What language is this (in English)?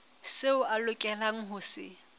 Southern Sotho